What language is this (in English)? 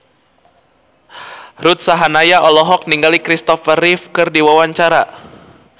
Sundanese